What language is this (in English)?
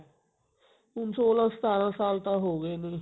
Punjabi